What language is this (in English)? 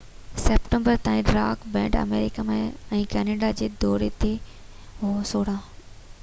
Sindhi